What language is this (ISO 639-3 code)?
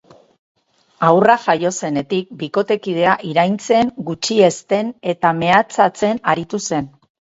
eus